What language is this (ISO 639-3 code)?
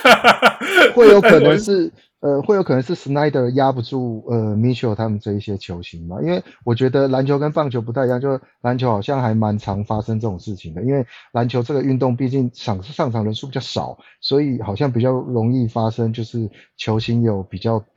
zho